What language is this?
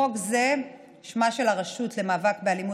Hebrew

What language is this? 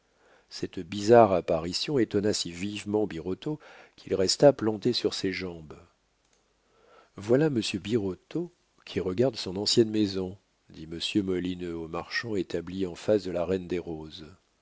French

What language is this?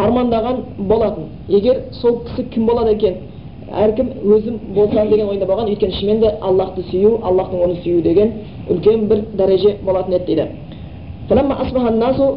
Bulgarian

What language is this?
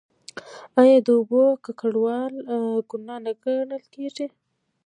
Pashto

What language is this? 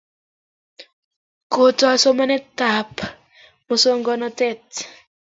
Kalenjin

